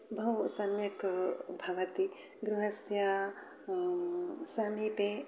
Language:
Sanskrit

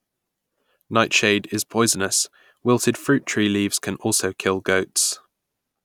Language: English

